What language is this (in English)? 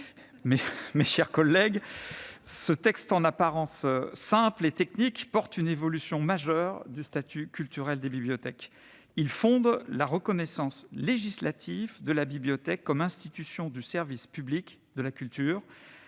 French